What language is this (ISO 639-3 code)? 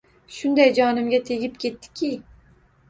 uzb